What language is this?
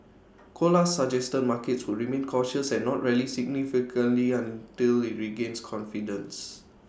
English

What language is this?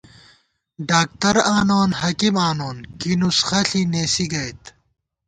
Gawar-Bati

